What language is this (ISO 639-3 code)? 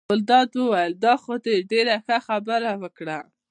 pus